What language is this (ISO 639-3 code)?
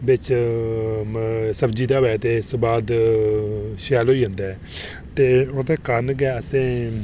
doi